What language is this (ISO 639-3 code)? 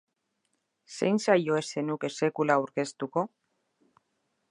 eus